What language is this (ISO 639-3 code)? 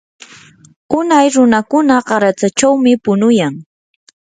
qur